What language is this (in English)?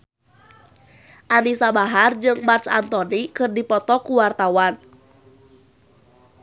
Sundanese